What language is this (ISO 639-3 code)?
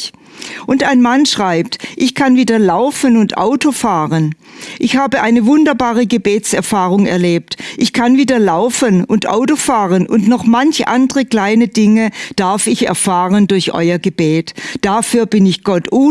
deu